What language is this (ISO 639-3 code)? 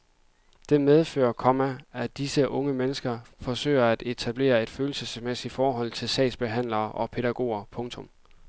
dan